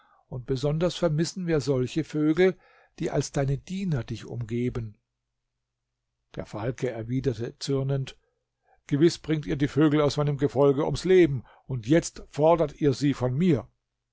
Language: German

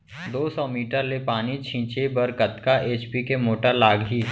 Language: Chhattisgarhi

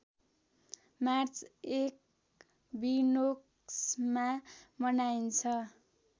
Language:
Nepali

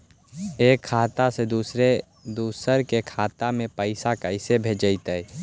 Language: Magahi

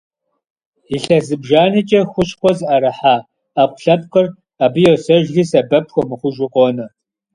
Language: Kabardian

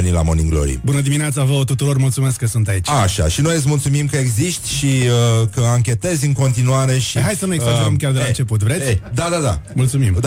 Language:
Romanian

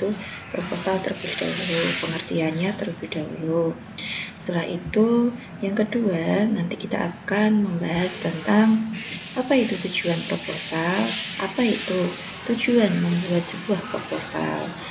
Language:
Indonesian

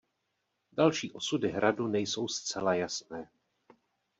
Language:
Czech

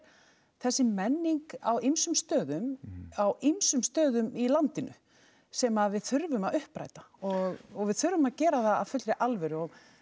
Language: Icelandic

